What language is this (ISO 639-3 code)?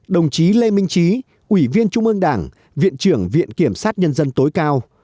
vie